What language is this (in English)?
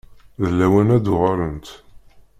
Kabyle